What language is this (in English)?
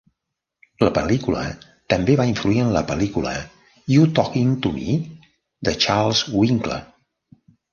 Catalan